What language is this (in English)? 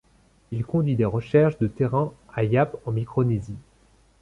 French